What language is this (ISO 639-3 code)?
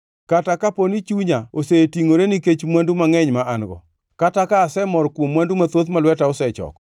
luo